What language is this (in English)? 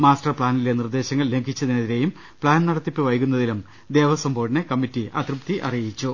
Malayalam